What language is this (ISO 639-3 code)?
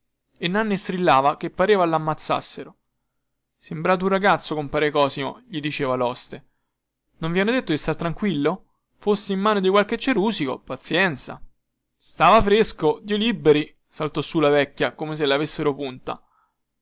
ita